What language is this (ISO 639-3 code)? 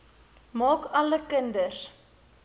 afr